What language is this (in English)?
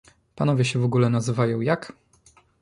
Polish